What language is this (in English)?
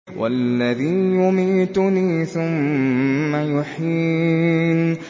Arabic